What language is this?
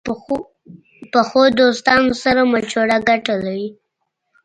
Pashto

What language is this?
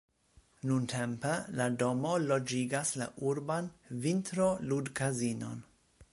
Esperanto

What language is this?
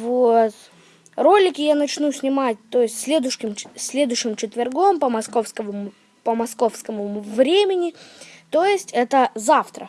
Russian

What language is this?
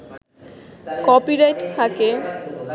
Bangla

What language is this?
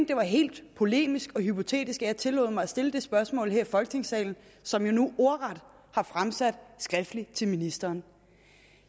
Danish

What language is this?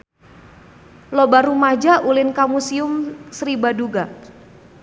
Sundanese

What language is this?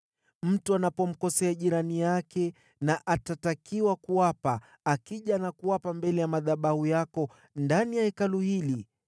Swahili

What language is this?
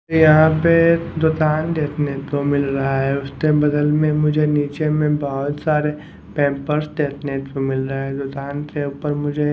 Hindi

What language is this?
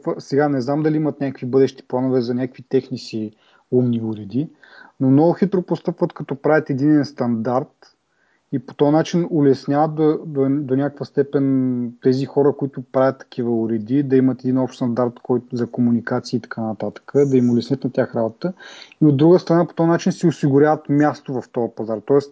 Bulgarian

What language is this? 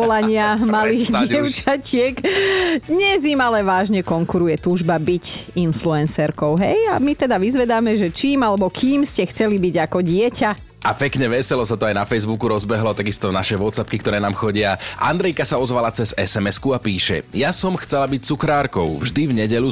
Slovak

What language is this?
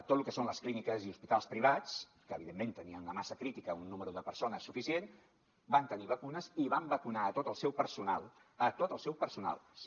Catalan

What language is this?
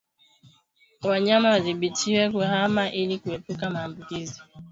Swahili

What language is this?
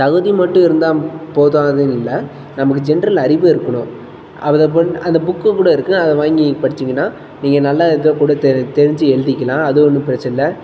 Tamil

